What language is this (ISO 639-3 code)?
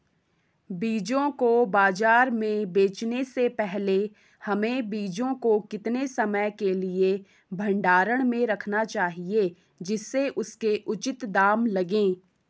hin